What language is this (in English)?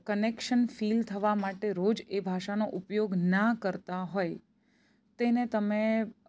Gujarati